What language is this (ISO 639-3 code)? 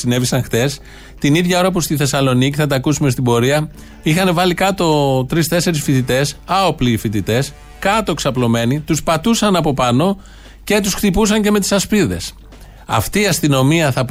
ell